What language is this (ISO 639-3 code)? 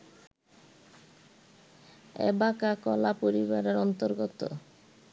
ben